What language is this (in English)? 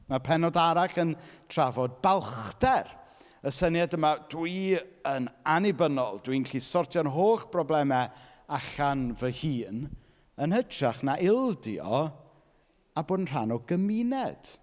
Welsh